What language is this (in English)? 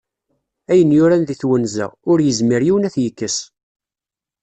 Kabyle